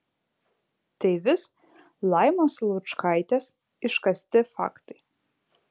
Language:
Lithuanian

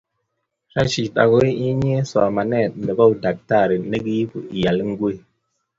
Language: Kalenjin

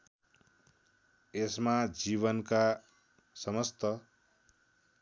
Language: Nepali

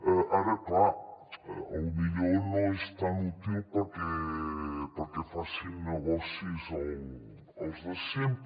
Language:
Catalan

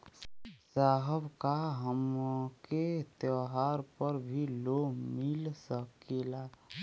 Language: Bhojpuri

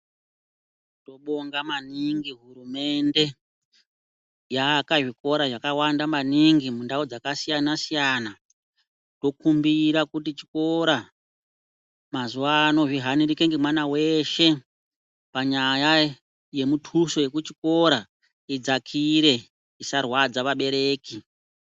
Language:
Ndau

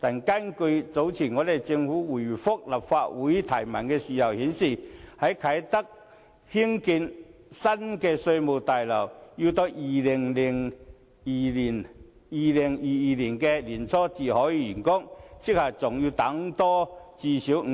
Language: Cantonese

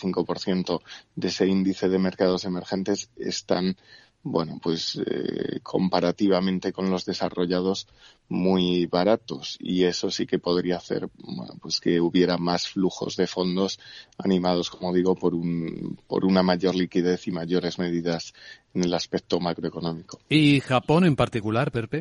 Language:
Spanish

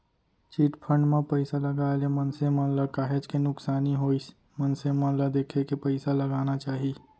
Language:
Chhattisgarhi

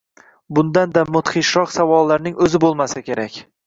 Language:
Uzbek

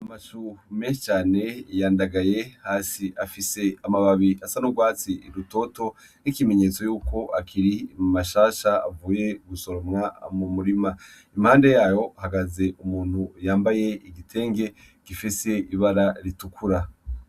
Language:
Rundi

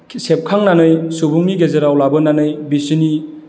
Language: Bodo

